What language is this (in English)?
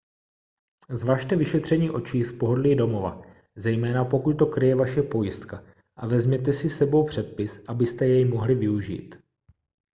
Czech